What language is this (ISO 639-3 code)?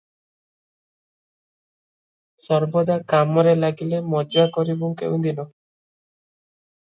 ori